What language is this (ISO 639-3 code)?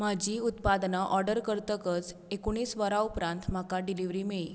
kok